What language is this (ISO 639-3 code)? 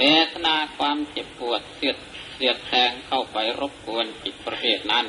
tha